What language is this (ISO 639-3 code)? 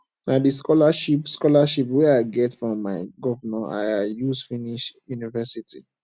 pcm